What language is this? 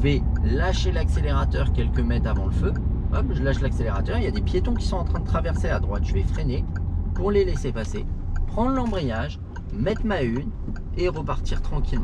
French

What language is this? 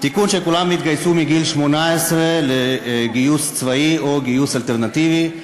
Hebrew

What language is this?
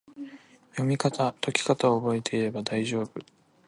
Japanese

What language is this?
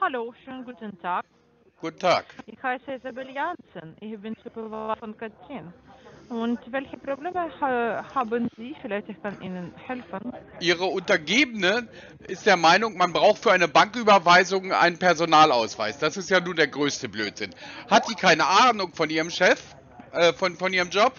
German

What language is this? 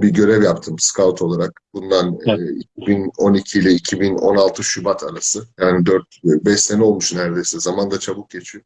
Turkish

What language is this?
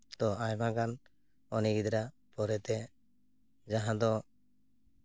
Santali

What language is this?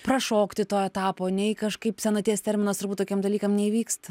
Lithuanian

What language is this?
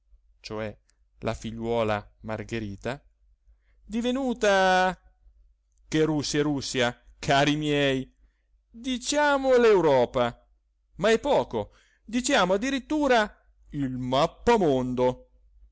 Italian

